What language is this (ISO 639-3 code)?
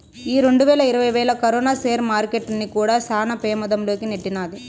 tel